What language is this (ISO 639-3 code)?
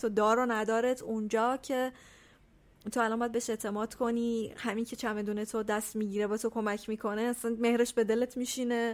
fas